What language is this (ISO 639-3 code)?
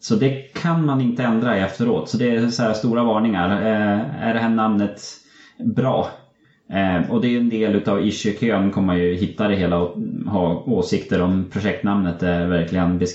swe